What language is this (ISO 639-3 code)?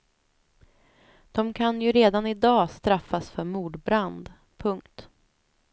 swe